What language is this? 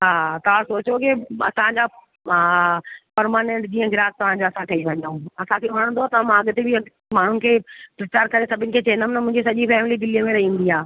Sindhi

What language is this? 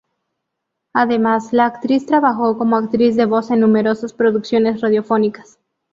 Spanish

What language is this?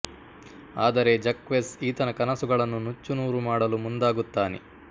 Kannada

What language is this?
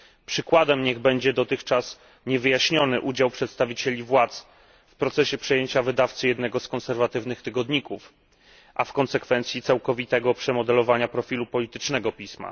Polish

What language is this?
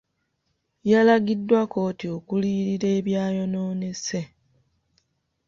Ganda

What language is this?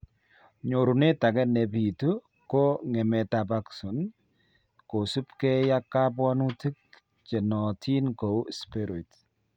Kalenjin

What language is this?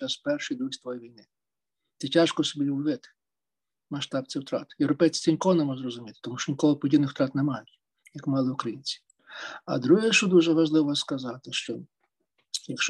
Ukrainian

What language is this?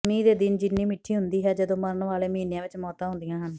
Punjabi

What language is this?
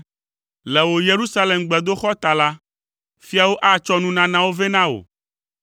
Ewe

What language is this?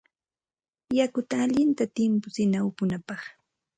Santa Ana de Tusi Pasco Quechua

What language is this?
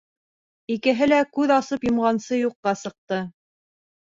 Bashkir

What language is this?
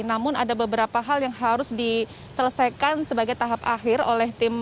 Indonesian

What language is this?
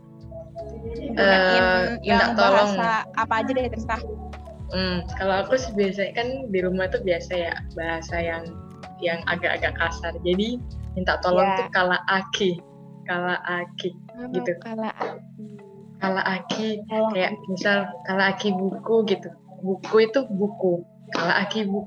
Indonesian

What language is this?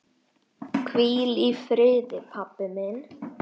Icelandic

